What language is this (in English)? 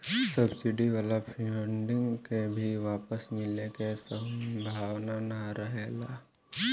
Bhojpuri